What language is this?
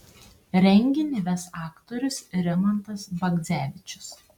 Lithuanian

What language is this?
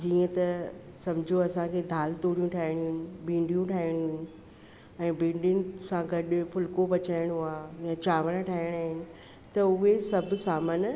Sindhi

